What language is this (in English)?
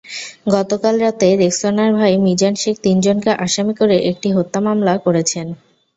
Bangla